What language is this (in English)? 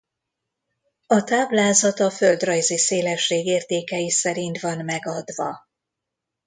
Hungarian